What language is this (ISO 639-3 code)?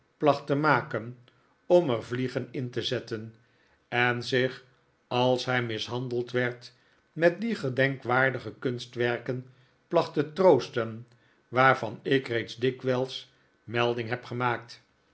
nld